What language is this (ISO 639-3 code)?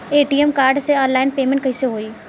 bho